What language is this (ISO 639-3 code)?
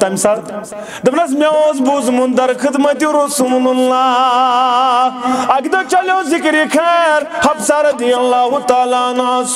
tur